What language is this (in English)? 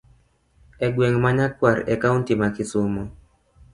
Luo (Kenya and Tanzania)